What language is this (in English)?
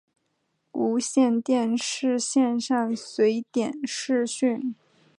Chinese